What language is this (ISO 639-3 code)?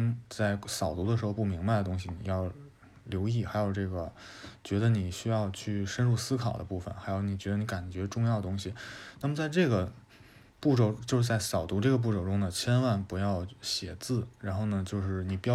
zho